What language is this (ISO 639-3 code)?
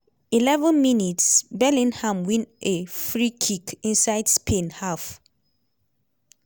pcm